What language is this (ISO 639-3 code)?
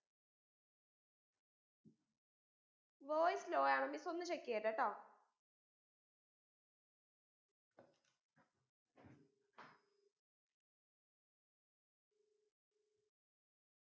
mal